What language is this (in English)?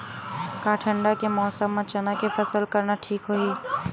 Chhattisgarhi